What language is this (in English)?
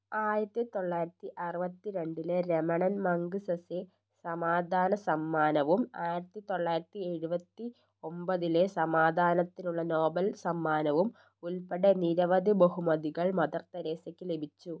Malayalam